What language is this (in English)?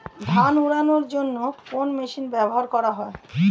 Bangla